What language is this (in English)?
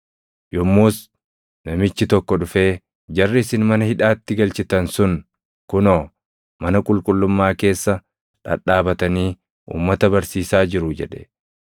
Oromo